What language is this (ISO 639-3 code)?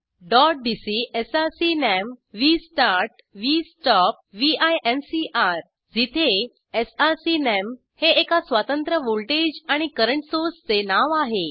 mar